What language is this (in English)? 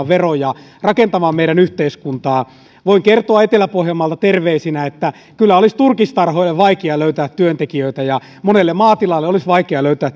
Finnish